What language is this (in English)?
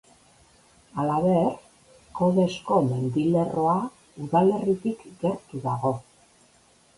Basque